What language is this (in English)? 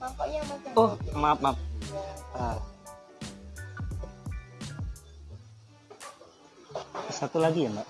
Indonesian